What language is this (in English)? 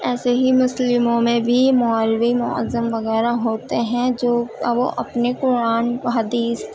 Urdu